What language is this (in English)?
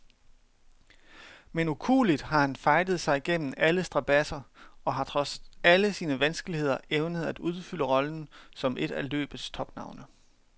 Danish